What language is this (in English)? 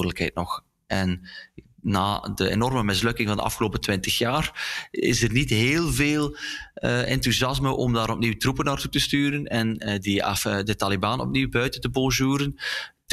Dutch